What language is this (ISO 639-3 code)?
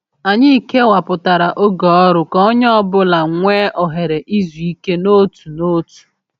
ibo